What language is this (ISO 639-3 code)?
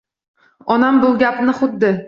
uzb